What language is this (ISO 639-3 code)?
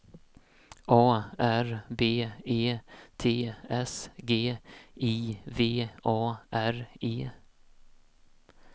swe